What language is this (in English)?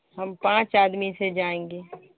Urdu